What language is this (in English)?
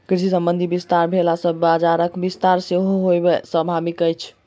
Maithili